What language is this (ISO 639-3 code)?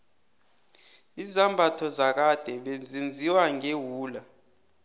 nbl